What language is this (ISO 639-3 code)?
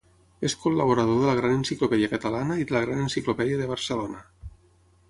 cat